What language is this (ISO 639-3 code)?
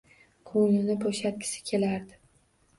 uzb